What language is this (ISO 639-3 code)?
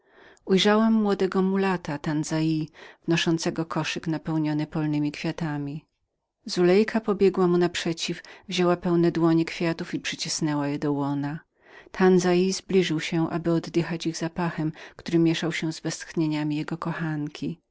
pol